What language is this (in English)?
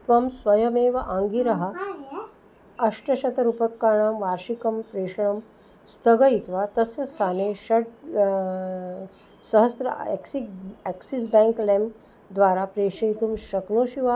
Sanskrit